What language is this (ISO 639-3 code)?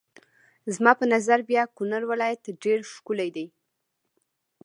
pus